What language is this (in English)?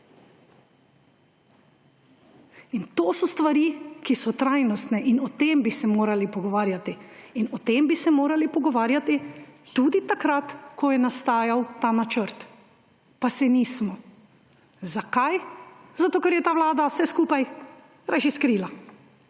Slovenian